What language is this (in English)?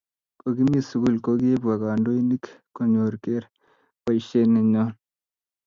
Kalenjin